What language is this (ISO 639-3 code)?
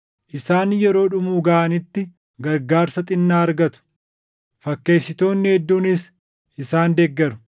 orm